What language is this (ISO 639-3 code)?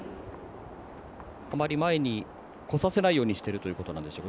jpn